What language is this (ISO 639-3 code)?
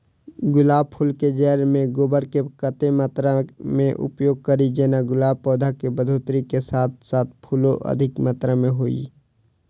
mai